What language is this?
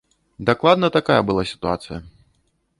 Belarusian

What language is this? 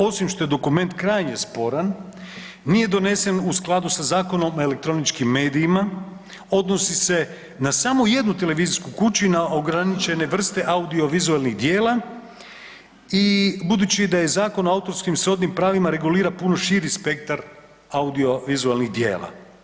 Croatian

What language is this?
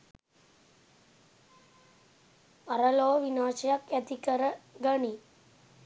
Sinhala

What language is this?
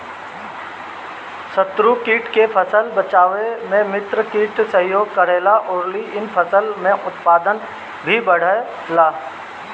Bhojpuri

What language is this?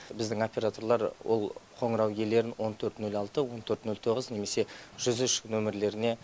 Kazakh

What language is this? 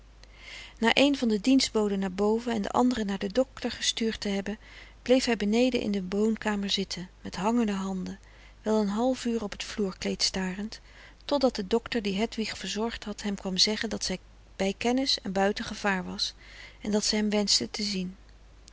Dutch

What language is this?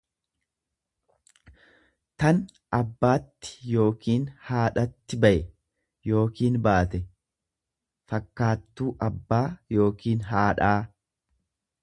Oromo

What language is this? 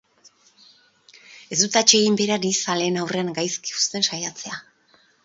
Basque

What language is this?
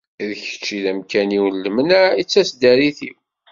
Kabyle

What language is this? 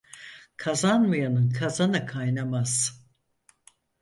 Turkish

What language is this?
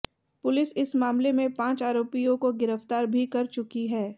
Hindi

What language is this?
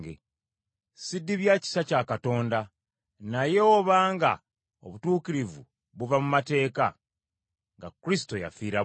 Ganda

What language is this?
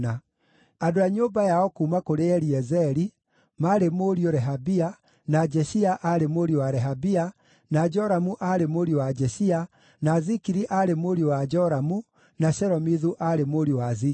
Kikuyu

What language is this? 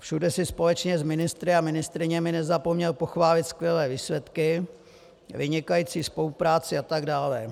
Czech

